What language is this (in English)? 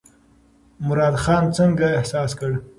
Pashto